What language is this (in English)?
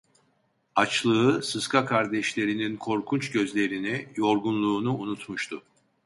Turkish